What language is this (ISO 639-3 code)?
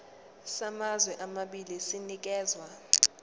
zul